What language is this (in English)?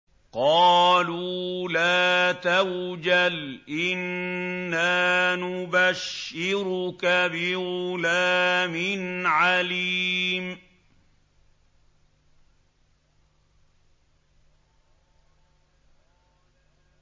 Arabic